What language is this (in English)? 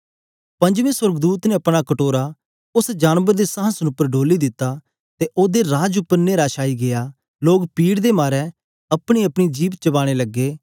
Dogri